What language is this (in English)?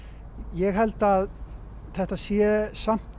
Icelandic